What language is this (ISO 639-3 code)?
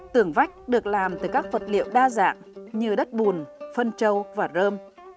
vie